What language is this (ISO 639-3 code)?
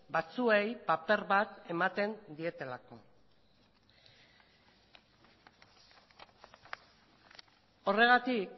eus